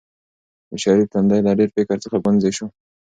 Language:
Pashto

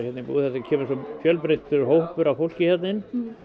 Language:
Icelandic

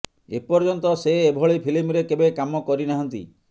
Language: Odia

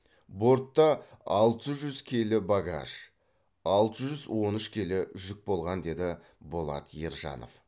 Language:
Kazakh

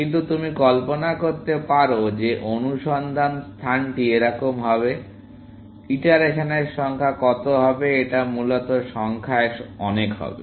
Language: Bangla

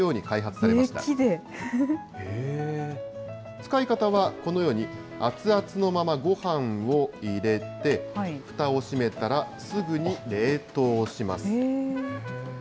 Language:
Japanese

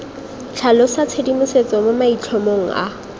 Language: Tswana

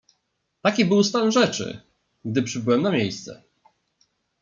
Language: Polish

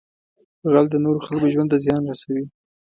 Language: Pashto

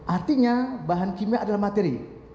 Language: Indonesian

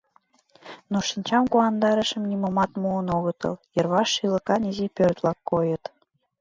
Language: Mari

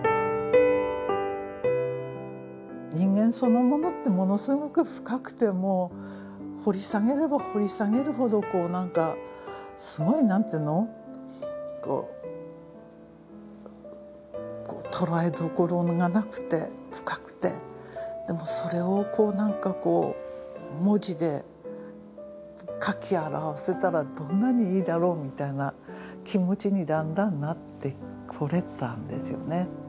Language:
Japanese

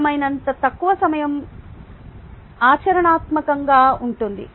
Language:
Telugu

